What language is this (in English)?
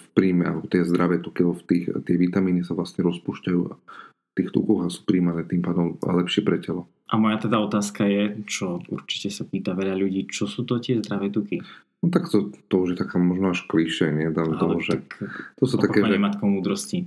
Slovak